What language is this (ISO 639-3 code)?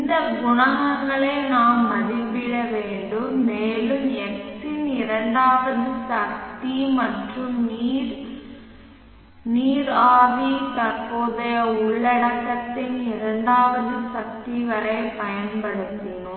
tam